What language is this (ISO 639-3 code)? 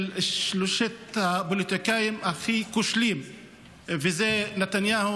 heb